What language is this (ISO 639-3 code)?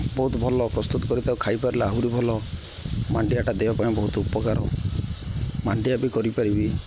ori